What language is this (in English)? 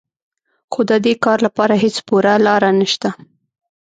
Pashto